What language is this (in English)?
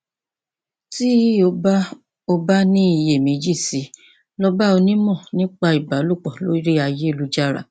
Yoruba